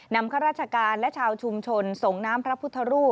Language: Thai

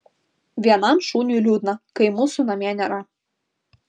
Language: Lithuanian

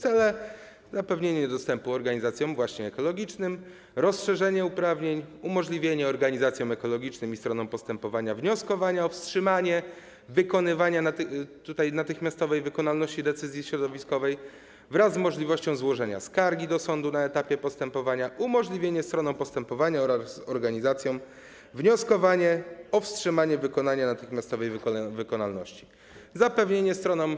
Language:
Polish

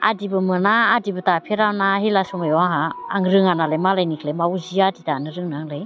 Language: Bodo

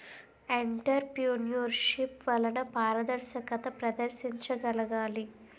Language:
Telugu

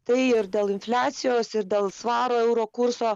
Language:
Lithuanian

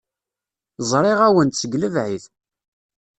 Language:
Kabyle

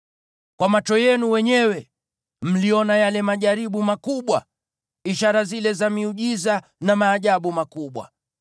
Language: Swahili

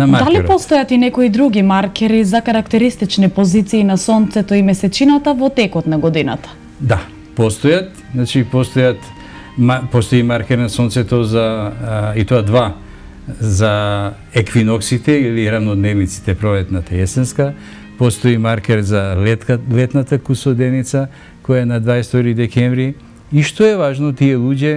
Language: Macedonian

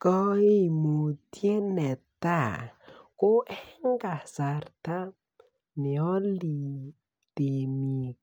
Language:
Kalenjin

